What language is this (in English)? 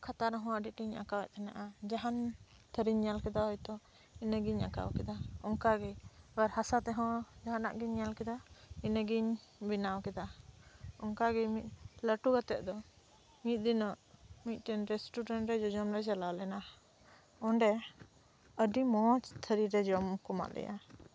Santali